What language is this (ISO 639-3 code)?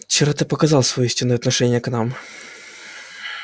rus